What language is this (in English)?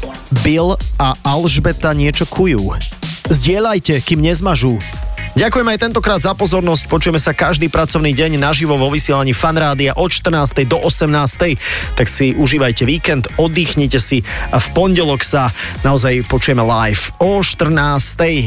Slovak